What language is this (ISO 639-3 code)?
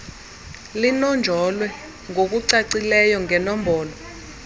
xho